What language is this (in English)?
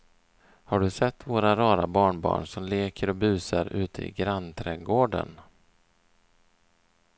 Swedish